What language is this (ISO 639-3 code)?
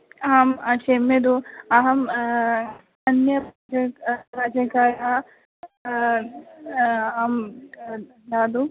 san